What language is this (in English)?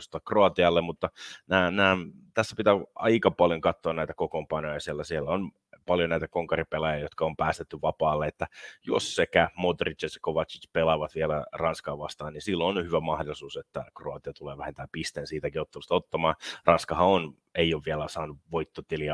Finnish